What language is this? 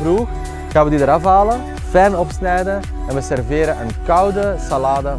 Dutch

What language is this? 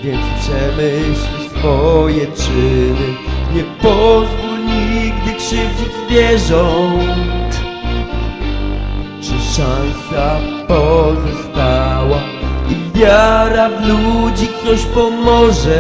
Polish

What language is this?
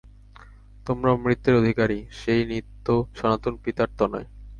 Bangla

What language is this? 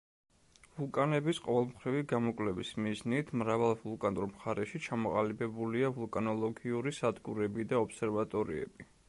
Georgian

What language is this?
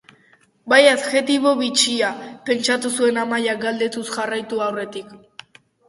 Basque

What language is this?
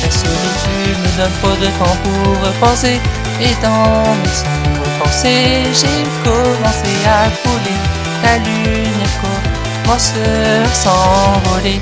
French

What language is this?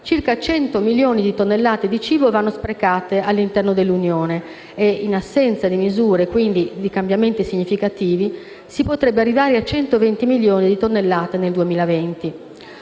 Italian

